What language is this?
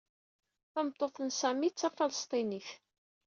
Kabyle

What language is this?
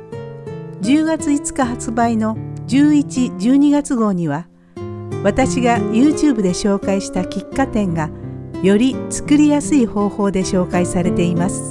Japanese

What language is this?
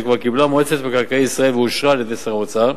Hebrew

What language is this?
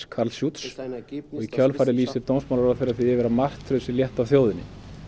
Icelandic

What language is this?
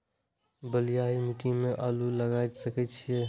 Maithili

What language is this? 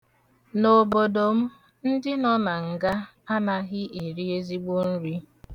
Igbo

